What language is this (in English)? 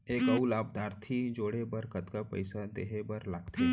Chhattisgarhi